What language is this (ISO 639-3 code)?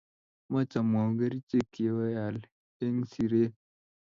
kln